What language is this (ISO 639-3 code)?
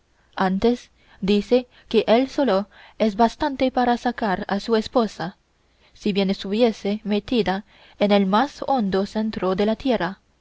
spa